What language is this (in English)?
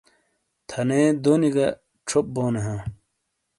Shina